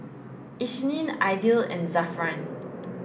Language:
English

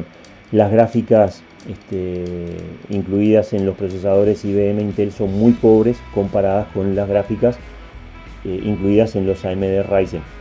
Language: Spanish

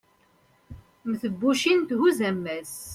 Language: Kabyle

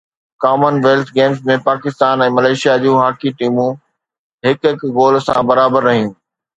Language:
Sindhi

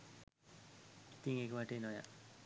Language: Sinhala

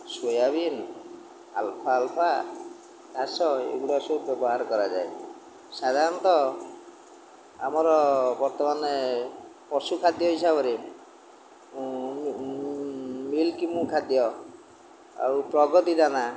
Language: Odia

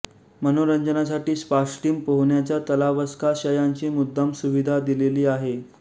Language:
Marathi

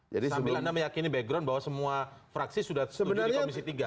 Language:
Indonesian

